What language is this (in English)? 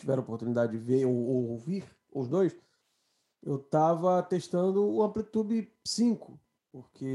Portuguese